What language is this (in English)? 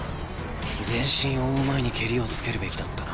Japanese